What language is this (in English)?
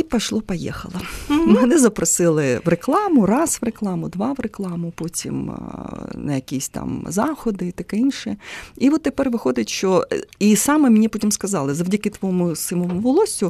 Ukrainian